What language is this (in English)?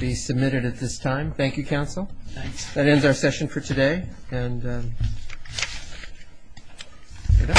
English